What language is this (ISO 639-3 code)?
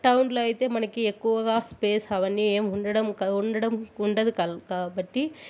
tel